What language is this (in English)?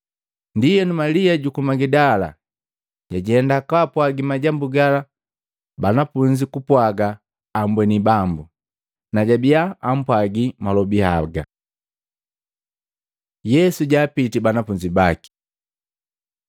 Matengo